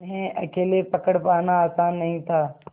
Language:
Hindi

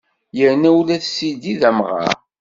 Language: Kabyle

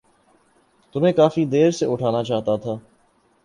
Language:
Urdu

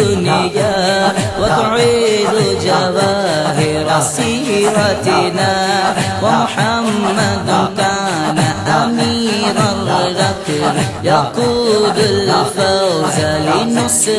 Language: Arabic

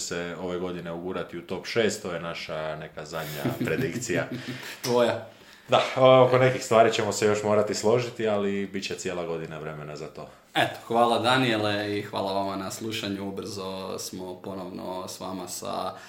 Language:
Croatian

